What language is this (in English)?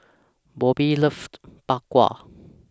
English